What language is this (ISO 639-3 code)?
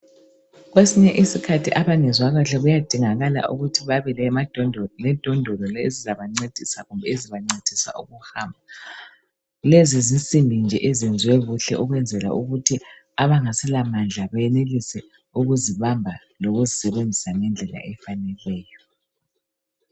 nde